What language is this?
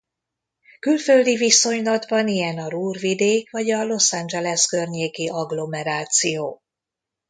Hungarian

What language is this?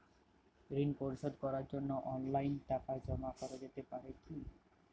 Bangla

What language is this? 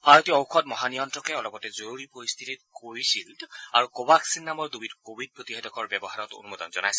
Assamese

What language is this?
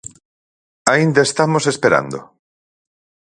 Galician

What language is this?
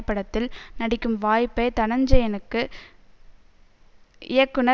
Tamil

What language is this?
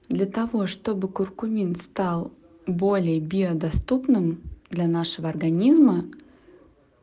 Russian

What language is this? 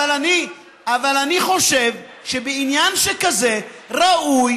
Hebrew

